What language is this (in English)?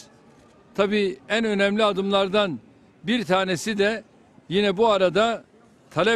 Turkish